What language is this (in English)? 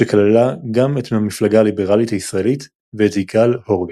Hebrew